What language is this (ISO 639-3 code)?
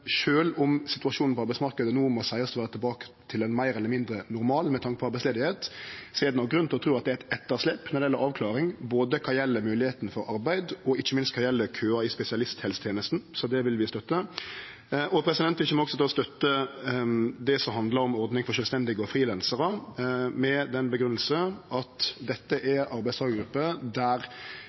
nno